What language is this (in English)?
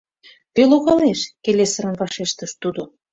Mari